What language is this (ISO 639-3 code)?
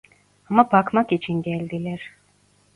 tur